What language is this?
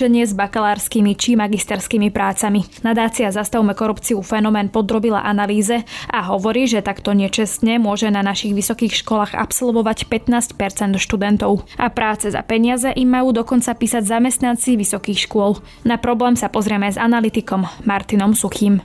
Slovak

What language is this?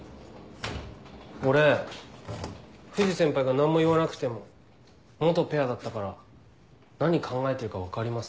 Japanese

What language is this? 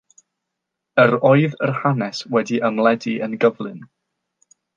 Welsh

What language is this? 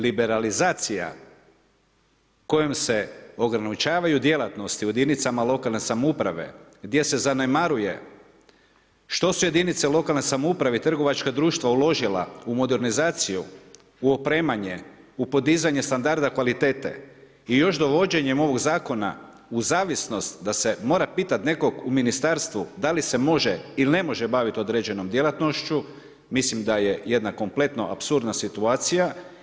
Croatian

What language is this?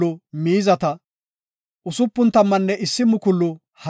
Gofa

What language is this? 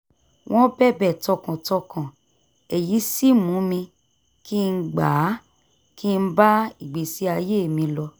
Yoruba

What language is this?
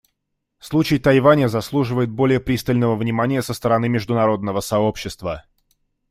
Russian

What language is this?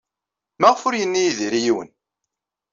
Kabyle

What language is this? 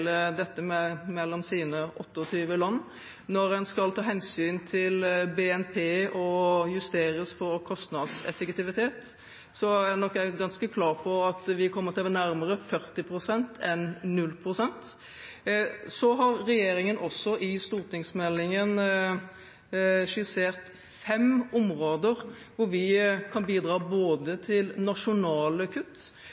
Norwegian Bokmål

